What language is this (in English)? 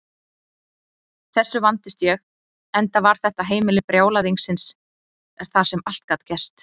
Icelandic